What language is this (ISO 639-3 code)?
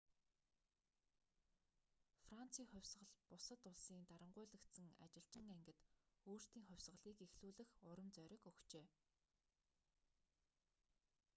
mon